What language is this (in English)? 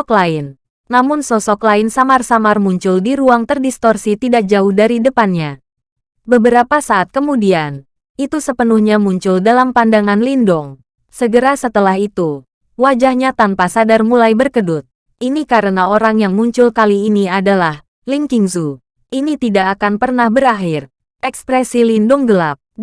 Indonesian